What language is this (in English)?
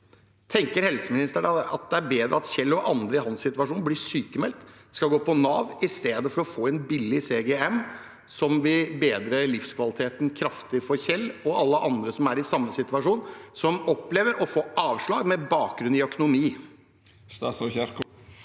Norwegian